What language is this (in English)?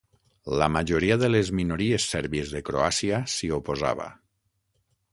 Catalan